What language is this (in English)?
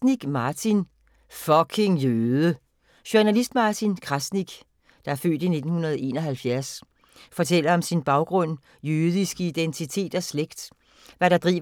Danish